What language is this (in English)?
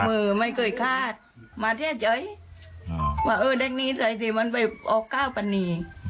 Thai